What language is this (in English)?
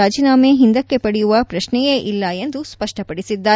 Kannada